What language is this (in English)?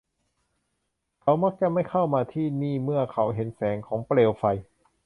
Thai